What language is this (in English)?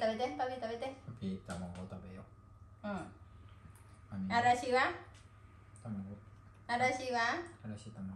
Vietnamese